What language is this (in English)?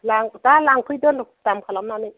Bodo